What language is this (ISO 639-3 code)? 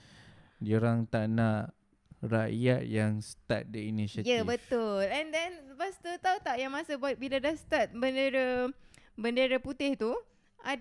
msa